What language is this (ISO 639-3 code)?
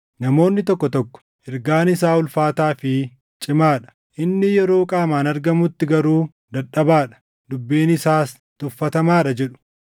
orm